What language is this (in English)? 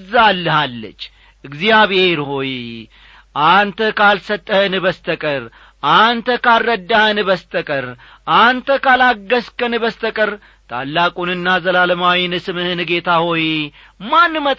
Amharic